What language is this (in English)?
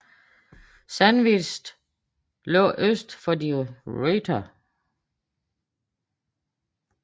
Danish